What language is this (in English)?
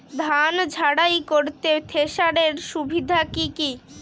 Bangla